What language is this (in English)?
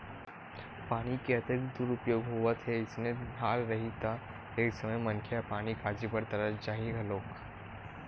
Chhattisgarhi